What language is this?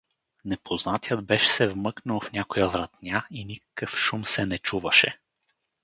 Bulgarian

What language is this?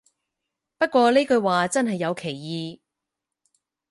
Cantonese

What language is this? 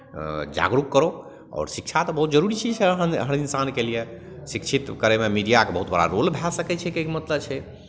Maithili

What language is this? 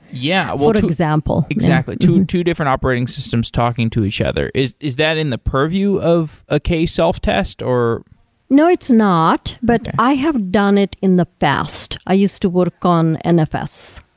English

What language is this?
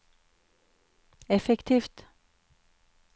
Norwegian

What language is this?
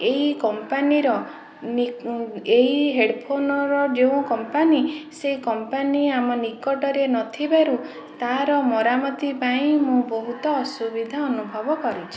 Odia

